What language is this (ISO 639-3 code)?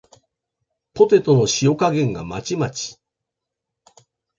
jpn